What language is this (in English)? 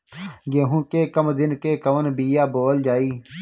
Bhojpuri